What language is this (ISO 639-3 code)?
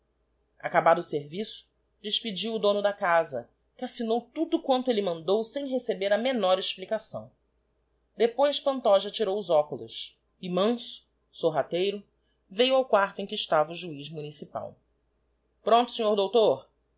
por